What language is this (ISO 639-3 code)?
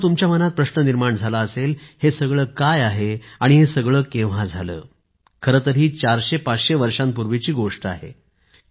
mar